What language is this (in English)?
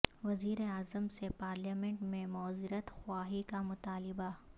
Urdu